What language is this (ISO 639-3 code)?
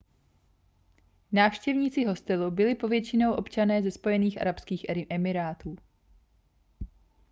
ces